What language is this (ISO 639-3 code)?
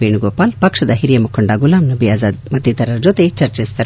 kan